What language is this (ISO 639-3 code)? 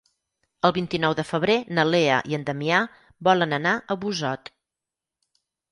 cat